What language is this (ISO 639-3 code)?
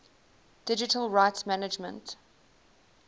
eng